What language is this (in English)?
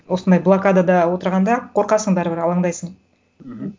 Kazakh